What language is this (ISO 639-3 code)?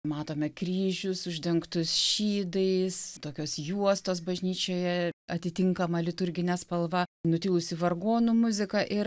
lit